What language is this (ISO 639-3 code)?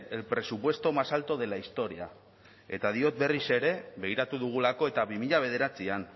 eus